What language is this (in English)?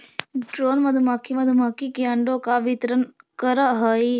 Magahi